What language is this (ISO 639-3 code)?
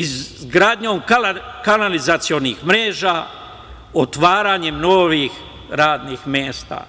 srp